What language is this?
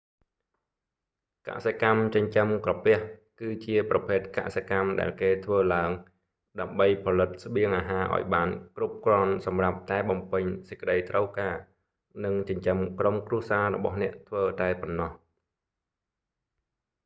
Khmer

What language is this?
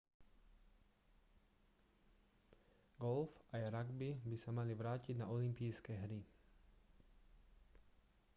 Slovak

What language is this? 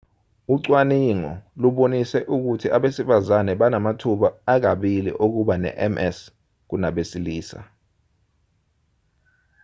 Zulu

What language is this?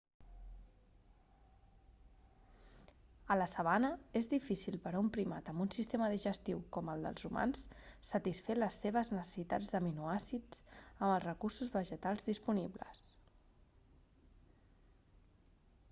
Catalan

